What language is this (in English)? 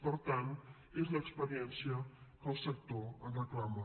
Catalan